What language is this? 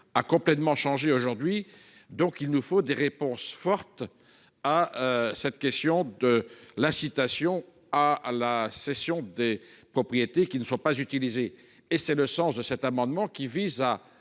French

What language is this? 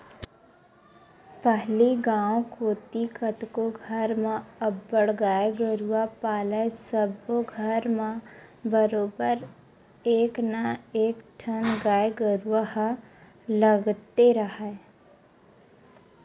Chhattisgarhi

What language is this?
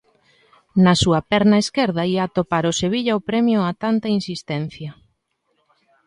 Galician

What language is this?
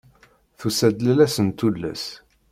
Kabyle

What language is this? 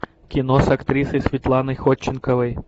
Russian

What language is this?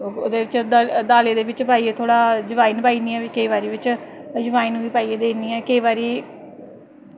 Dogri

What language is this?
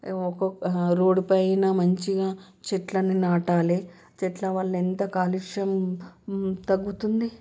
Telugu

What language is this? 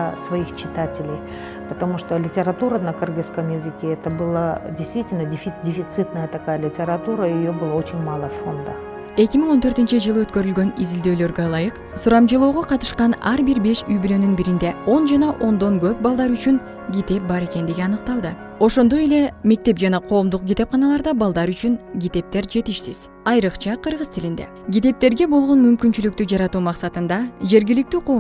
Russian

